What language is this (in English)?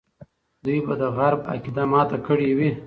Pashto